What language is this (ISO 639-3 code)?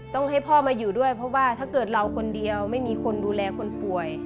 tha